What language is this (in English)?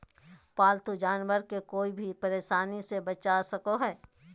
Magahi